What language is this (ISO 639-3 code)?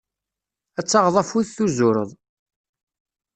kab